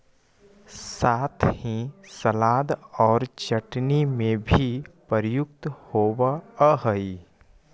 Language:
Magahi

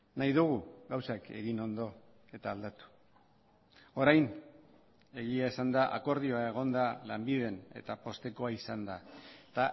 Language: Basque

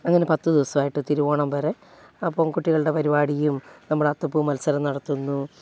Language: Malayalam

